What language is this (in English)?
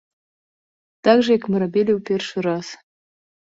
Belarusian